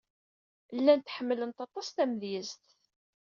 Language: Kabyle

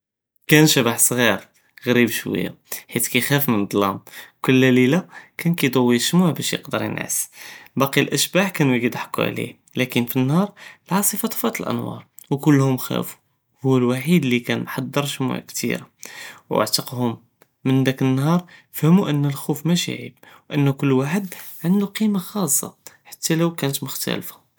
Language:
Judeo-Arabic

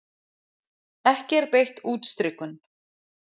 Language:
Icelandic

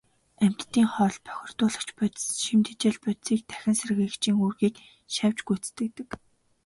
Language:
Mongolian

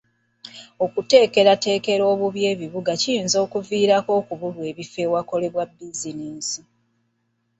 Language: Ganda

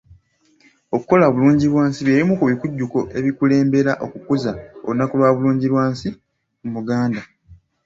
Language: Ganda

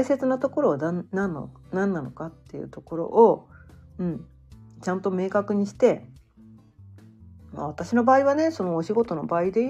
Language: Japanese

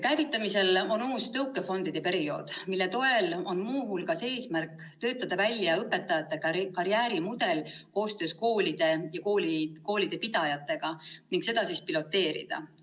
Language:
Estonian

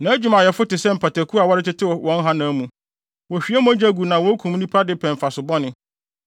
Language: Akan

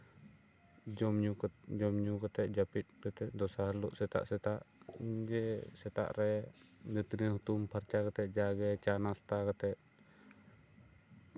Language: Santali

